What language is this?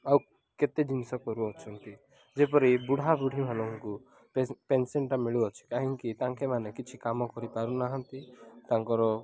Odia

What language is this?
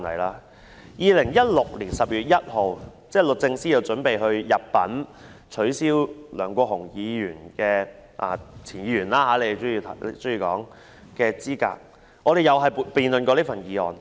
Cantonese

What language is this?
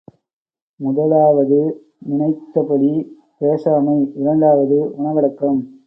Tamil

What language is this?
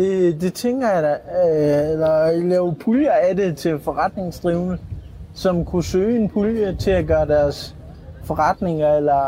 Danish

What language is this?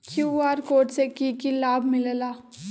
Magahi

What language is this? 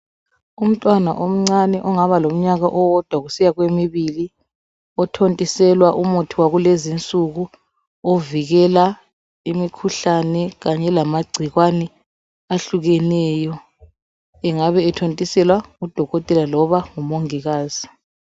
North Ndebele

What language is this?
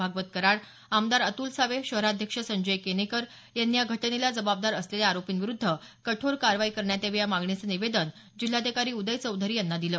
Marathi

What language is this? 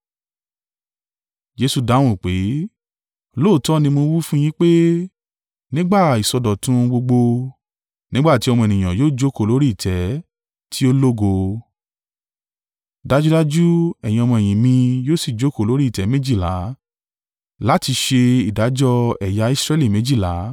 Yoruba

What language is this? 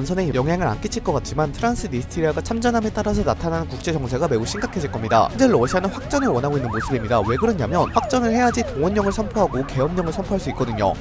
Korean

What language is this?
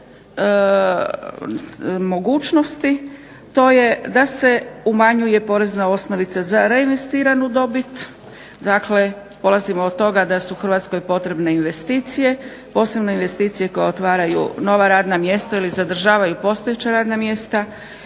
Croatian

